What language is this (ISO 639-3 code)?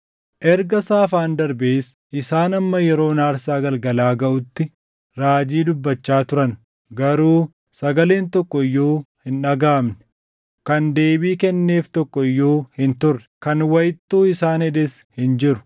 orm